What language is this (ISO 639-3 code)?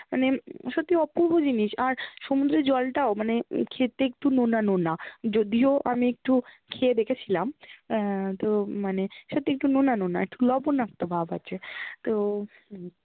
ben